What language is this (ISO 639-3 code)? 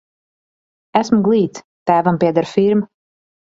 lav